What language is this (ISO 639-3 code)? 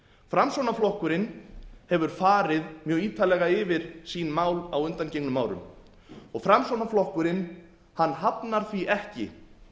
isl